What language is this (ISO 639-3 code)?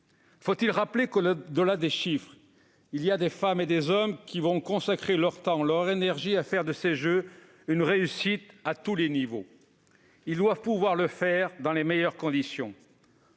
fra